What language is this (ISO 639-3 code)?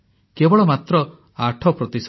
ori